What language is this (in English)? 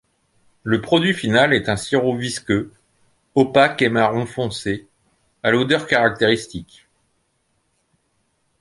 French